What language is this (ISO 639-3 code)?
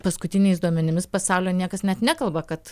lit